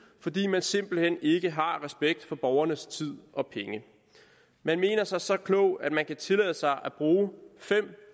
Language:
Danish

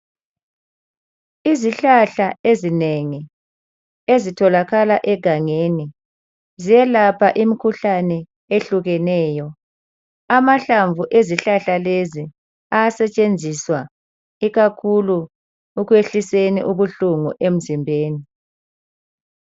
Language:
North Ndebele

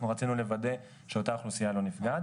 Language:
Hebrew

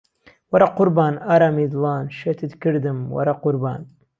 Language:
Central Kurdish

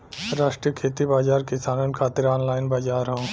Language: Bhojpuri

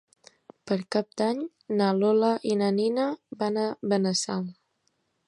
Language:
Catalan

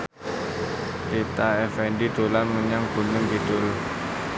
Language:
Javanese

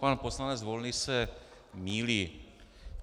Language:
Czech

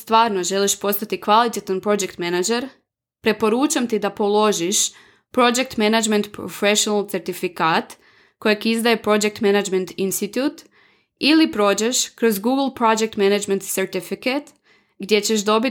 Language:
Croatian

